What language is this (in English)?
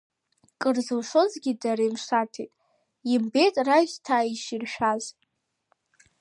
Abkhazian